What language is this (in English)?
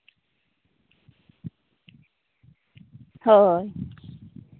Santali